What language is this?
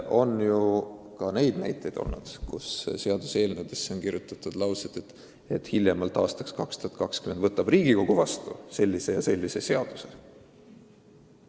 Estonian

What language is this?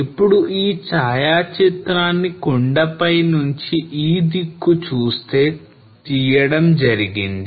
Telugu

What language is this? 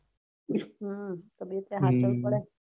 Gujarati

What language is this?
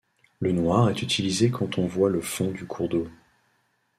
French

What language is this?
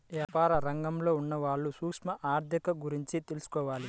Telugu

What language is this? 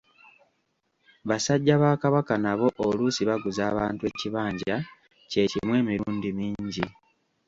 Ganda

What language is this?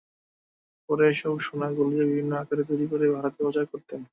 Bangla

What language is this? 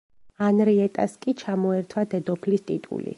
Georgian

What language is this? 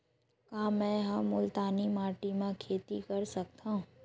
Chhattisgarhi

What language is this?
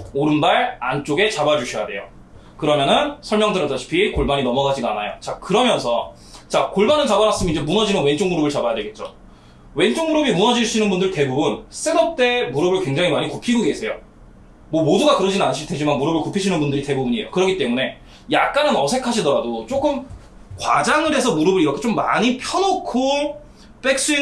Korean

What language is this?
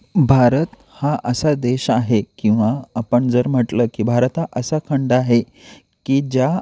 Marathi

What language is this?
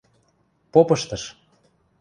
Western Mari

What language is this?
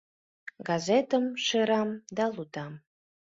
Mari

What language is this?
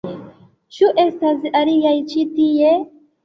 Esperanto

